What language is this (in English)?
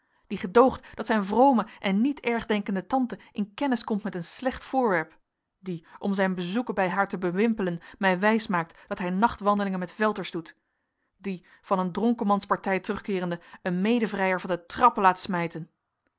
Dutch